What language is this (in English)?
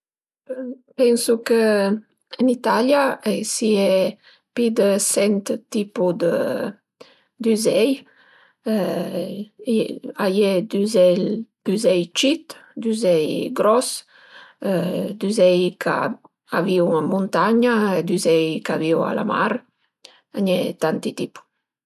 Piedmontese